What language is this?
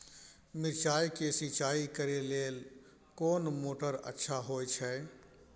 Maithili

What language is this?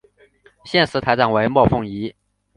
Chinese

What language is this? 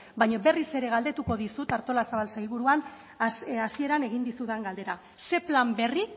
Basque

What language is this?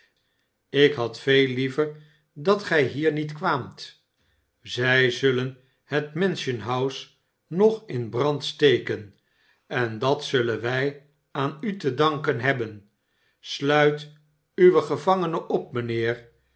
Dutch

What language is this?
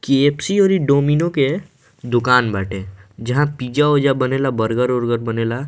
Bhojpuri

